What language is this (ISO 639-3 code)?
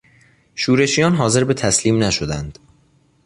fas